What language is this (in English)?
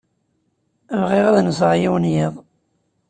Kabyle